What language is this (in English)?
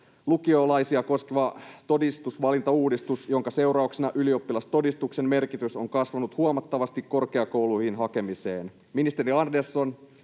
Finnish